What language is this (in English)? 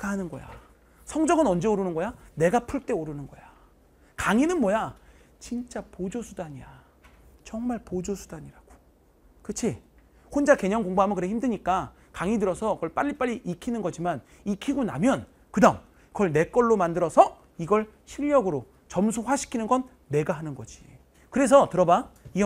Korean